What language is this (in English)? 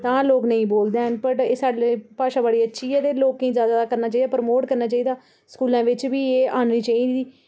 Dogri